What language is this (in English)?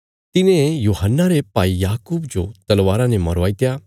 Bilaspuri